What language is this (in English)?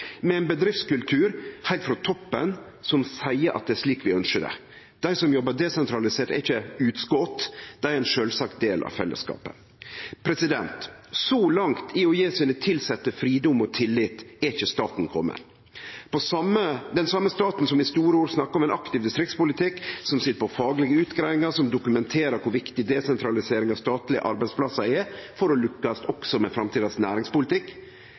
Norwegian Nynorsk